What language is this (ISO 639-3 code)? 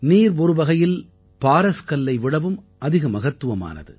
tam